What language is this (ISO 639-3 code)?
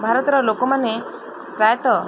ori